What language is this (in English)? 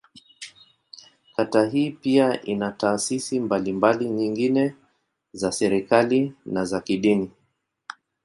Swahili